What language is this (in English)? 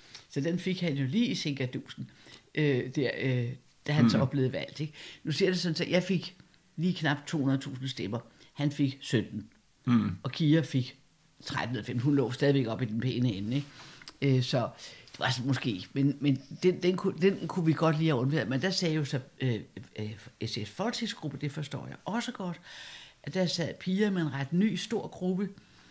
Danish